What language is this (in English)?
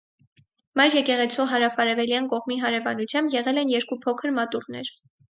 Armenian